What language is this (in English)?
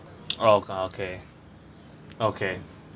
English